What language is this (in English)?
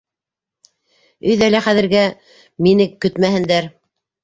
Bashkir